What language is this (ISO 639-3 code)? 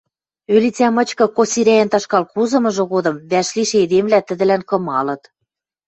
mrj